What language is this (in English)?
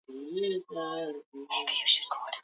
Swahili